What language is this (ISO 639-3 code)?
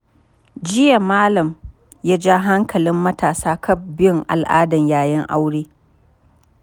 hau